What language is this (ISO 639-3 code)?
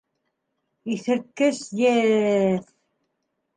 bak